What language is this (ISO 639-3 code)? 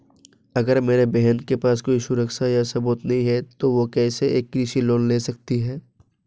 hin